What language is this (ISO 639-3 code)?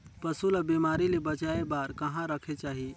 hne